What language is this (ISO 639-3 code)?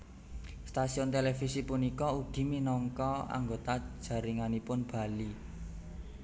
jav